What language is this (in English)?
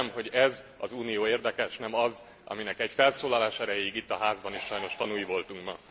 Hungarian